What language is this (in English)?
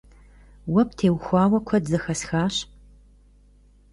Kabardian